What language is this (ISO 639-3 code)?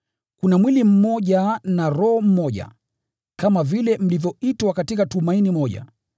swa